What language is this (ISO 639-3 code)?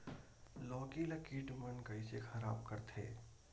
hne